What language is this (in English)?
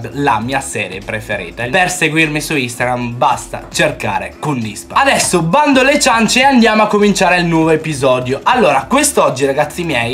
Italian